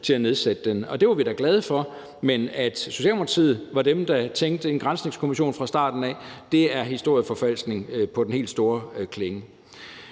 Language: Danish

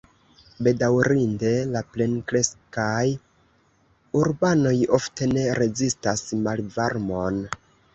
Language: Esperanto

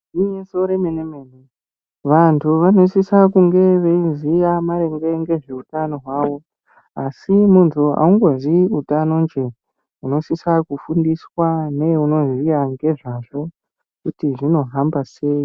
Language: Ndau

